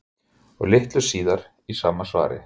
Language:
Icelandic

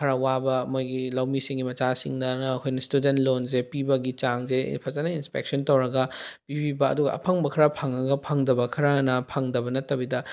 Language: Manipuri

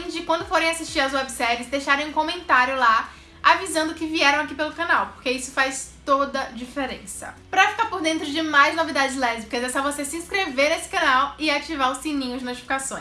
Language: Portuguese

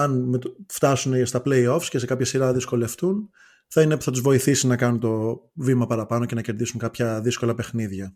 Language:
Greek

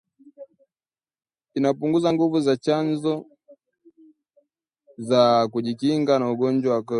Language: Swahili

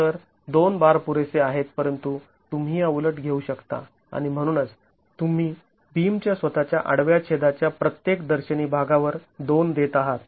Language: Marathi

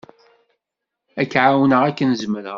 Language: Kabyle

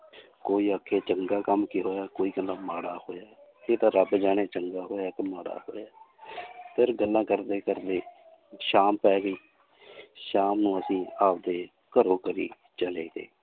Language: Punjabi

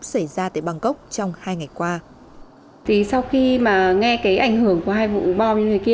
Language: Vietnamese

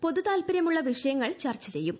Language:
Malayalam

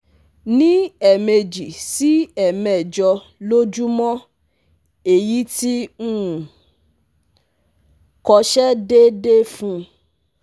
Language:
Yoruba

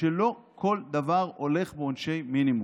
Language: Hebrew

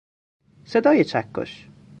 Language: Persian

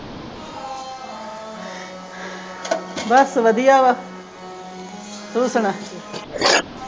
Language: Punjabi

